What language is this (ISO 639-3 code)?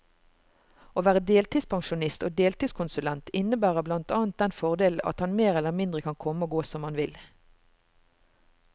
nor